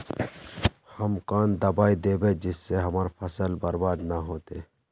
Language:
Magahi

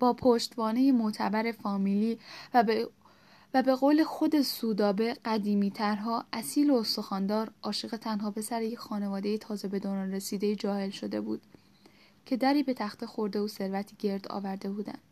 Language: Persian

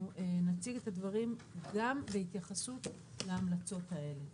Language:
Hebrew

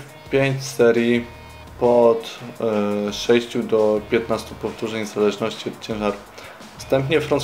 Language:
Polish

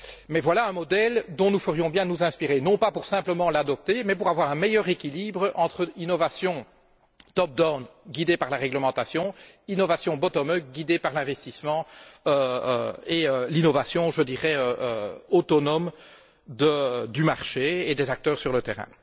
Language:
French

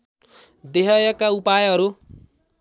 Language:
Nepali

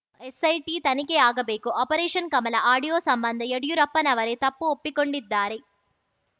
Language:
Kannada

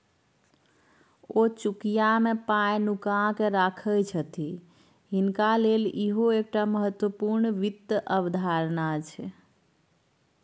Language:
Maithili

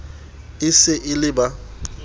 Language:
Southern Sotho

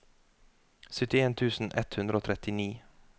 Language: Norwegian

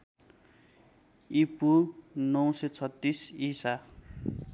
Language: Nepali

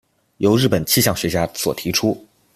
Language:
Chinese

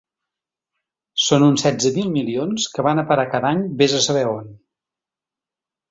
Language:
Catalan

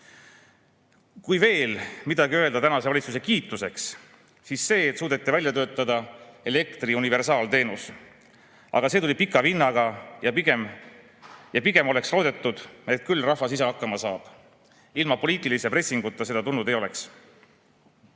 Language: Estonian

